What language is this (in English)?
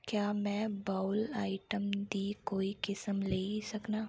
Dogri